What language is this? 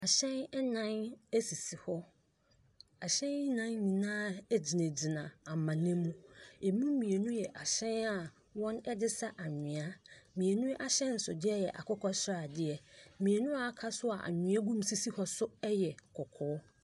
Akan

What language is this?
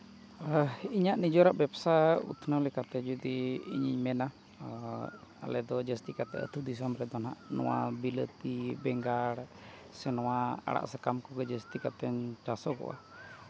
Santali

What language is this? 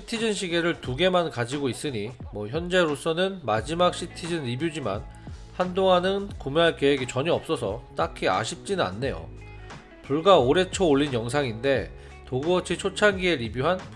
Korean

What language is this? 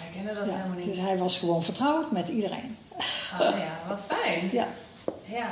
Dutch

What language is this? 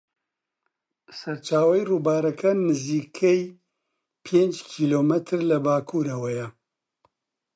Central Kurdish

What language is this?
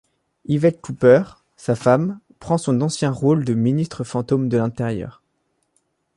French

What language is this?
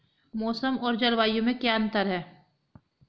Hindi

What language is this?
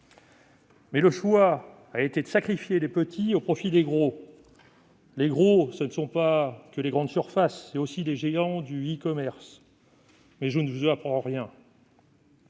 French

